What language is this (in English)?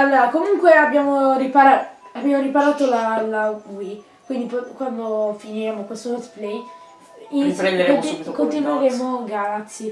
Italian